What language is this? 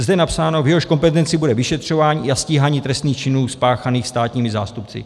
Czech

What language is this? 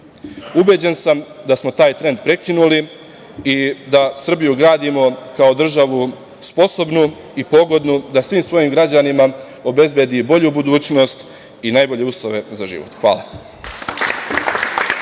Serbian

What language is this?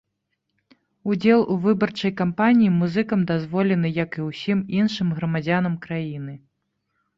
Belarusian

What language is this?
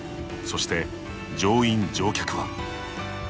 Japanese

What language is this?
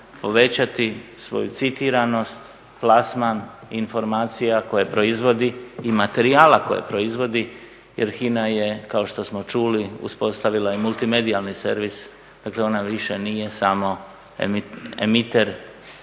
Croatian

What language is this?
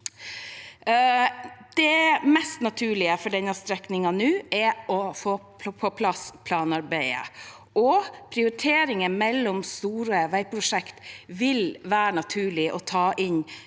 Norwegian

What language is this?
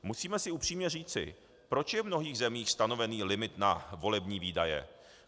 Czech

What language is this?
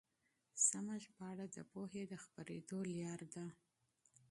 Pashto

